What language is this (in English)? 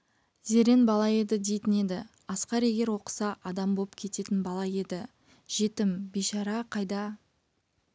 Kazakh